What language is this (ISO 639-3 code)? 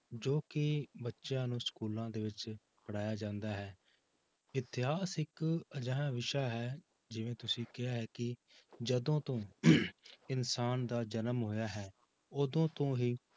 pan